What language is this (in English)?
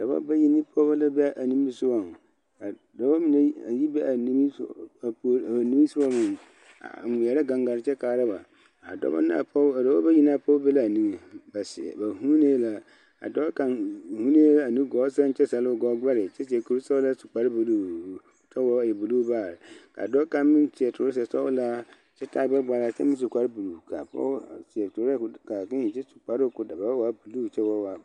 Southern Dagaare